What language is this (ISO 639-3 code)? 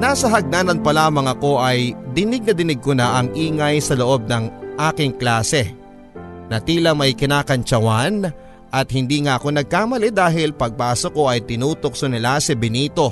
fil